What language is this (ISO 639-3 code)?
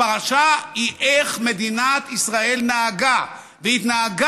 heb